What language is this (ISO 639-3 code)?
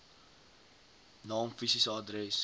afr